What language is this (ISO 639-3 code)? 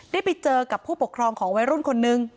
tha